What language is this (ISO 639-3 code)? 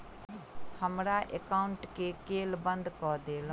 mai